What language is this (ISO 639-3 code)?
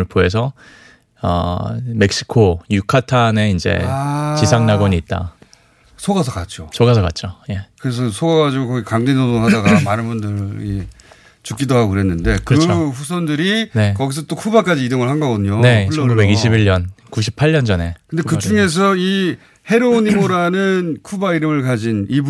kor